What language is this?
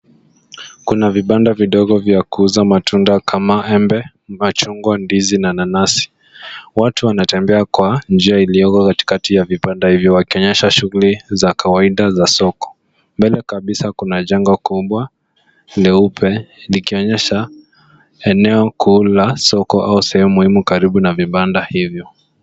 Swahili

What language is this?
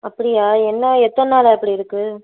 Tamil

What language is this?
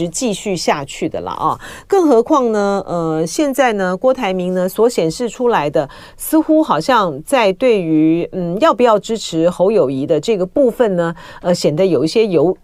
Chinese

